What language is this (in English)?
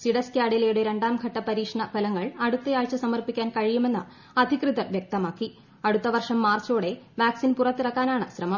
Malayalam